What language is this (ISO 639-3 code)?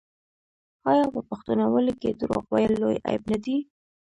pus